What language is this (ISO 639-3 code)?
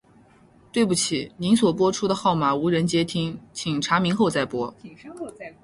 zho